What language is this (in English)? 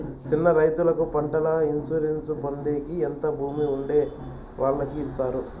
Telugu